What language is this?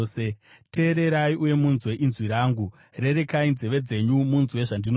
Shona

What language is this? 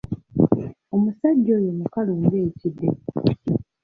Ganda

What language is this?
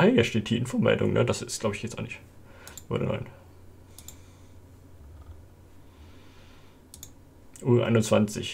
German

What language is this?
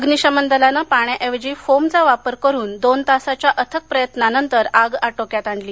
Marathi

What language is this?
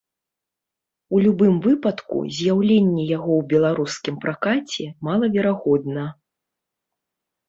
Belarusian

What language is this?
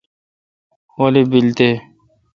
Kalkoti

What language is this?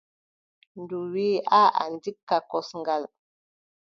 Adamawa Fulfulde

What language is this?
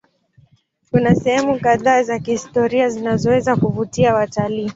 Swahili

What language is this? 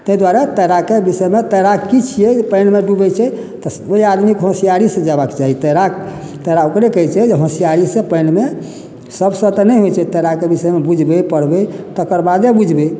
Maithili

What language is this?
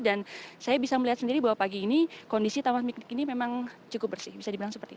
Indonesian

